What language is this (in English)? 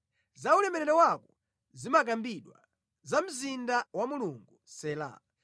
Nyanja